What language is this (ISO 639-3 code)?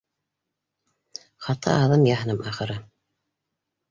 bak